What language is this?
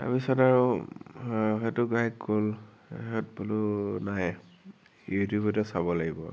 Assamese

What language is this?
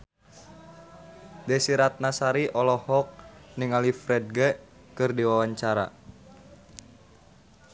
Sundanese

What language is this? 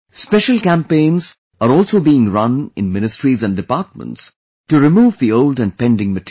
English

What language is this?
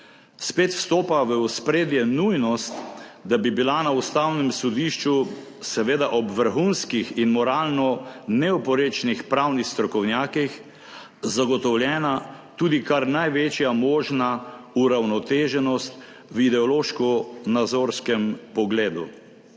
Slovenian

